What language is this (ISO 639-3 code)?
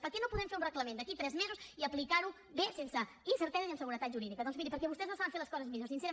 cat